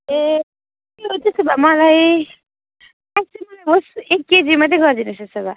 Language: Nepali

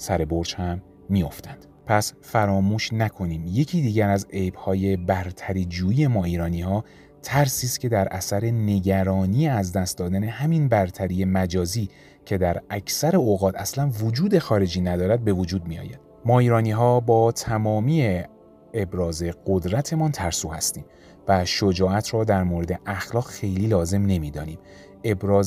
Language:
Persian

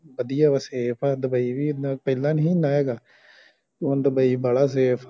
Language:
Punjabi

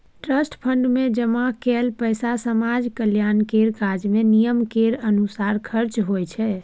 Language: Maithili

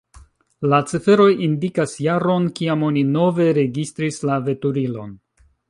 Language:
Esperanto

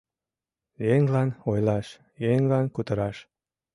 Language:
Mari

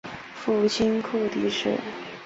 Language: Chinese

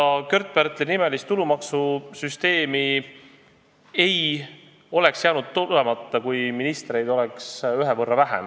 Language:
Estonian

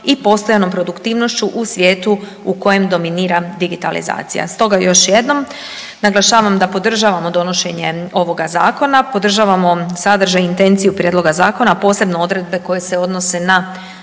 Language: Croatian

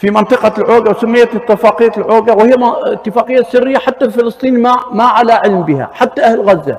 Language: Arabic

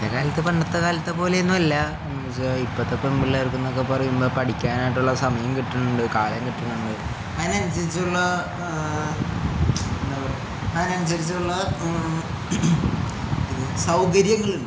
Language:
Malayalam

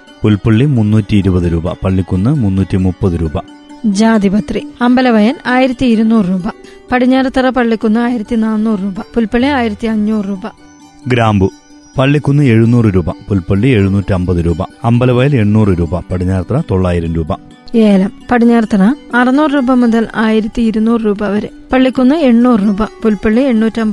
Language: Malayalam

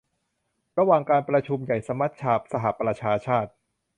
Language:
Thai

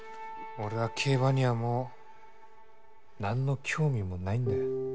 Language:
Japanese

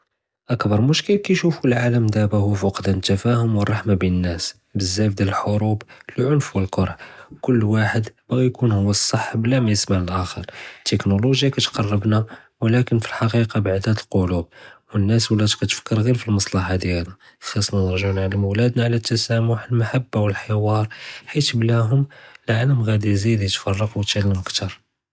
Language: Judeo-Arabic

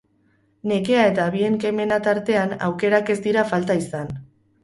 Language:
Basque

